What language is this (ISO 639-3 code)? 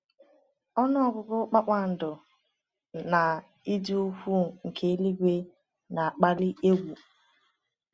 ibo